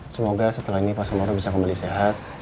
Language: Indonesian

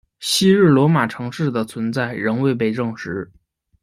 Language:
Chinese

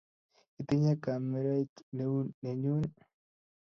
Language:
Kalenjin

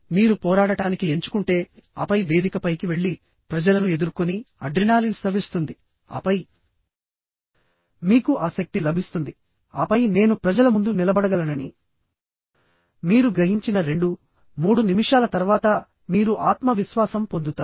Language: Telugu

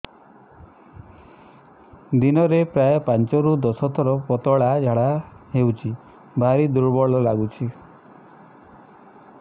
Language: Odia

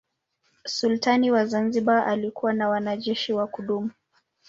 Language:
Swahili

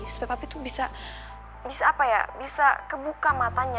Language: Indonesian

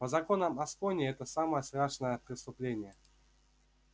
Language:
Russian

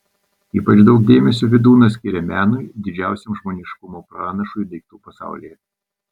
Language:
Lithuanian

